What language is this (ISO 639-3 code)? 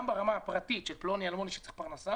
heb